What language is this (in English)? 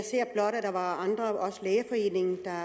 Danish